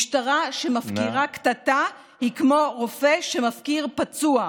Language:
Hebrew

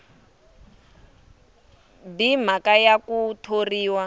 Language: Tsonga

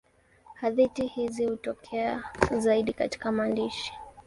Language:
Swahili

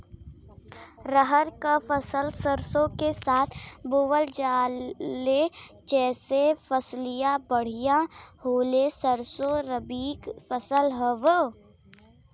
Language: Bhojpuri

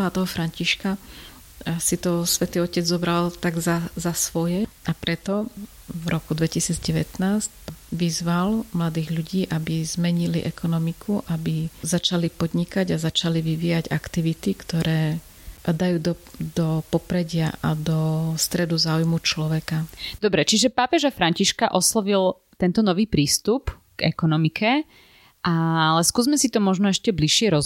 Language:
Slovak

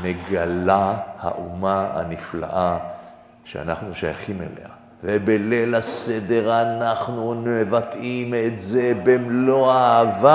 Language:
Hebrew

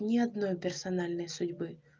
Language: Russian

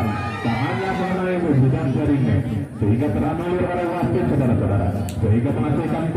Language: Indonesian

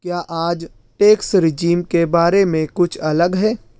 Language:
Urdu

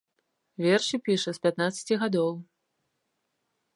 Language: Belarusian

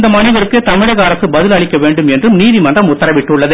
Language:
Tamil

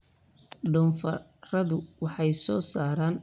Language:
Somali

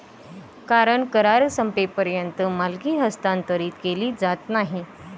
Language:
Marathi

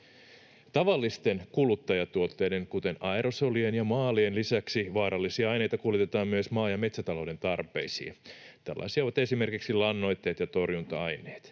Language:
Finnish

